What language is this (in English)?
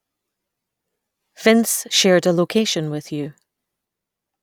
English